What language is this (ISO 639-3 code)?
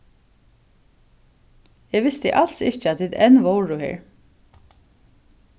fao